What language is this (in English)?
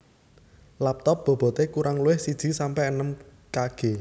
Javanese